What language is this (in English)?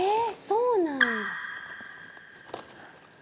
Japanese